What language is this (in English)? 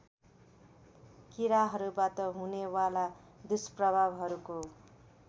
Nepali